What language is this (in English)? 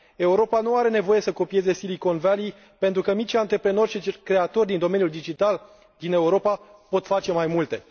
Romanian